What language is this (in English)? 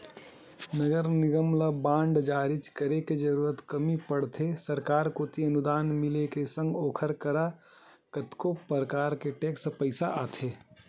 Chhattisgarhi